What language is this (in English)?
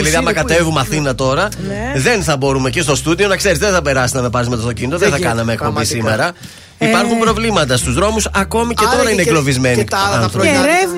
Greek